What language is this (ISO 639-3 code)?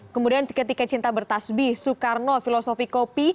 ind